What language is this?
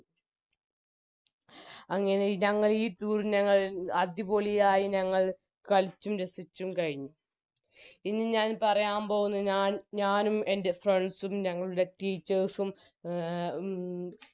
Malayalam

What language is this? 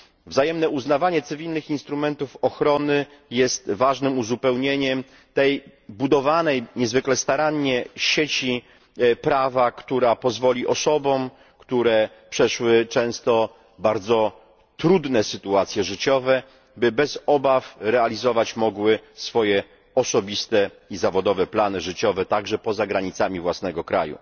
Polish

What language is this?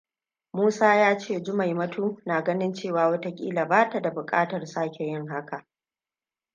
Hausa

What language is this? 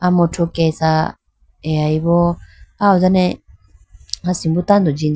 Idu-Mishmi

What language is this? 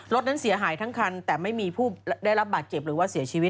Thai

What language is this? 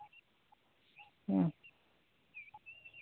Santali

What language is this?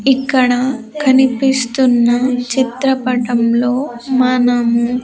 Telugu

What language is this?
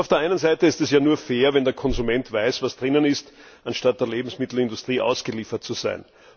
German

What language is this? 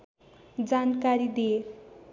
Nepali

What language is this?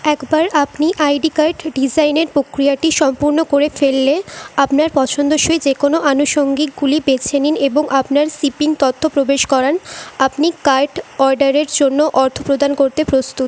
Bangla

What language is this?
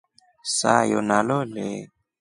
Rombo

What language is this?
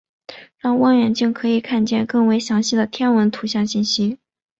Chinese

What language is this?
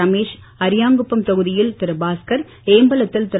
Tamil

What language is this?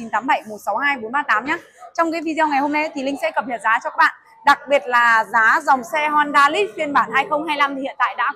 Vietnamese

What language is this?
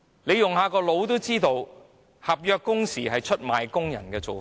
Cantonese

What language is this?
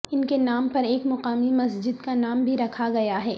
Urdu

